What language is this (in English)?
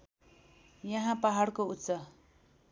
Nepali